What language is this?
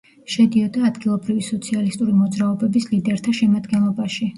Georgian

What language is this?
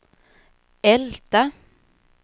Swedish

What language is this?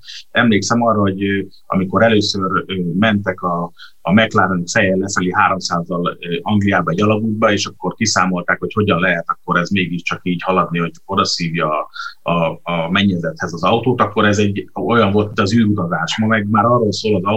Hungarian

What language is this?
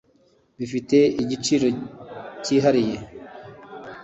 Kinyarwanda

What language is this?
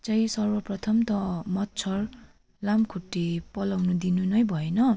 Nepali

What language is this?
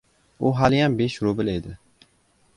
Uzbek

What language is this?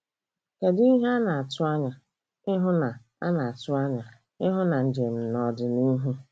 Igbo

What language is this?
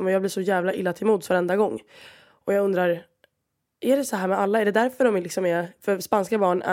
Swedish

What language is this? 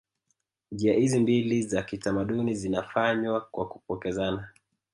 Swahili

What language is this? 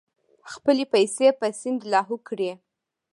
Pashto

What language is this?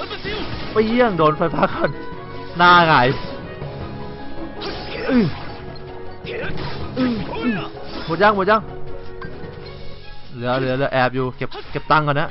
Thai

